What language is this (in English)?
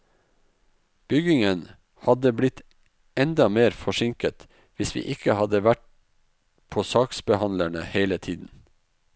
Norwegian